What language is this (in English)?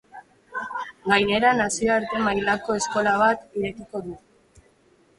Basque